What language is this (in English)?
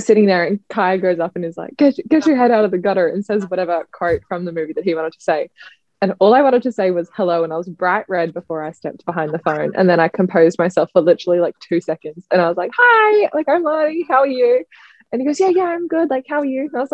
English